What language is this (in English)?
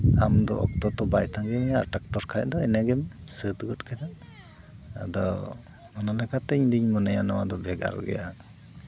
Santali